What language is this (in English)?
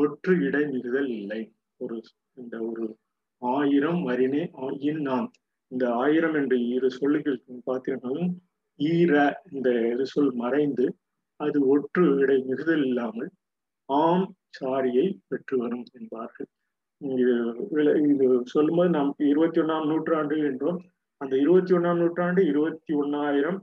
Tamil